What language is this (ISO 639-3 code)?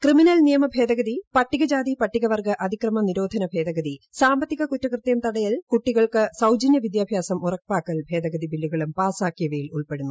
mal